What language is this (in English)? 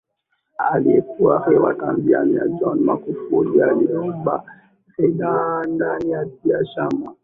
Swahili